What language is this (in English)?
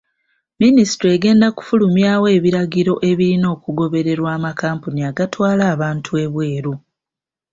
Ganda